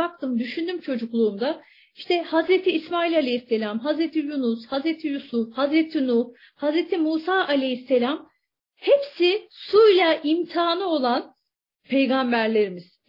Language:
Turkish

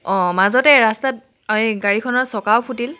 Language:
Assamese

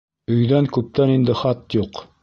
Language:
Bashkir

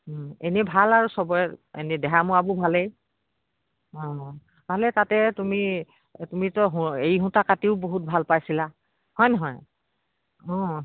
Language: Assamese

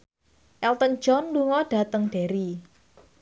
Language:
Javanese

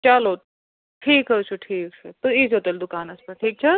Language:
Kashmiri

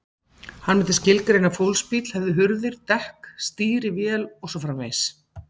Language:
Icelandic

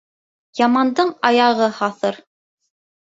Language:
Bashkir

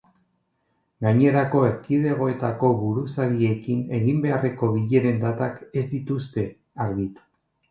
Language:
Basque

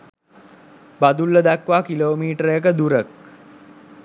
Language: Sinhala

